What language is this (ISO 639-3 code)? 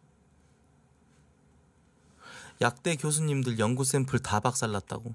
kor